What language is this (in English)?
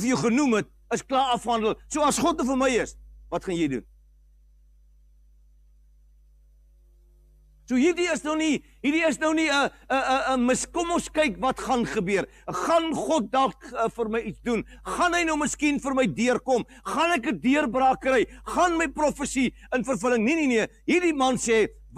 Dutch